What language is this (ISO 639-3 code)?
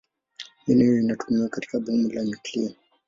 swa